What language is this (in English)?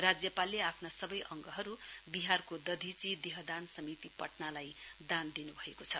Nepali